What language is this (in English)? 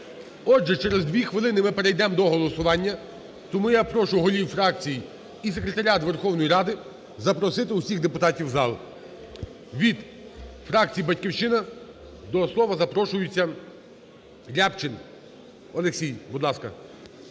Ukrainian